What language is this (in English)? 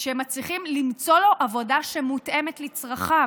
Hebrew